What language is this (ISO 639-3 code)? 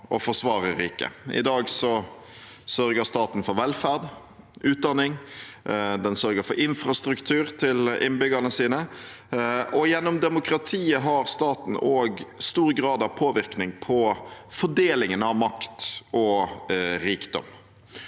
nor